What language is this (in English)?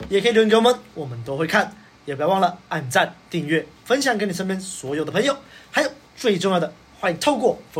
Chinese